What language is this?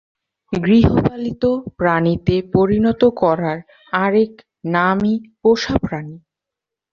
Bangla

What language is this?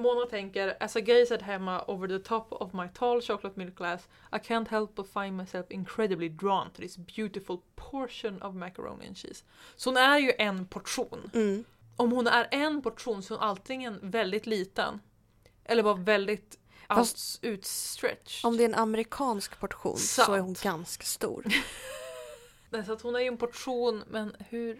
Swedish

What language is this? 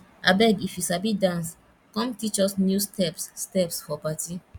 Nigerian Pidgin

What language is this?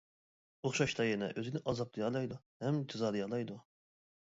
Uyghur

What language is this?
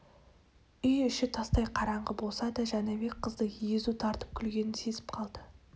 Kazakh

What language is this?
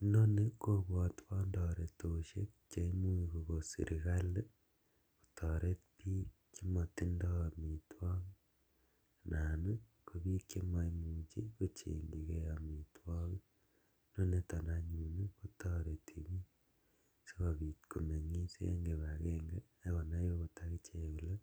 Kalenjin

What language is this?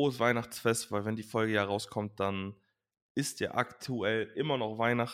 German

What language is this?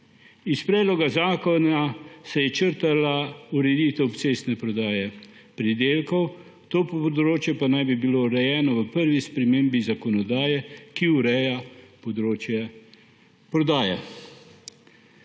Slovenian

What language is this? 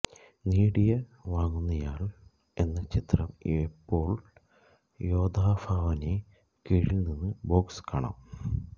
Malayalam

